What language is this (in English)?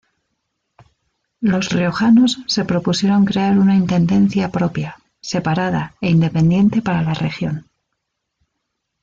Spanish